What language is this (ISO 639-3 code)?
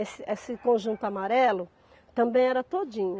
por